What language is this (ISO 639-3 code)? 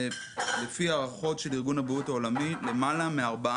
heb